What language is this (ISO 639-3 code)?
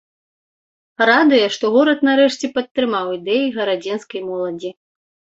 bel